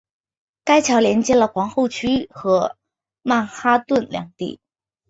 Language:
Chinese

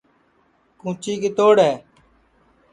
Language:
Sansi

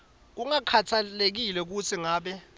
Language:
Swati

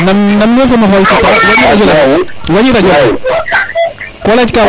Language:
Serer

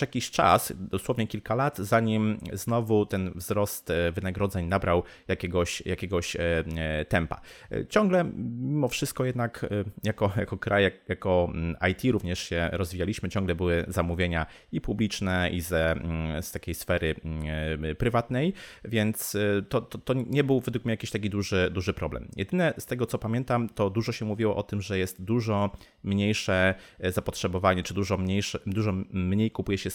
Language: Polish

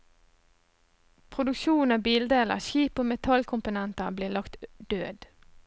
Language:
Norwegian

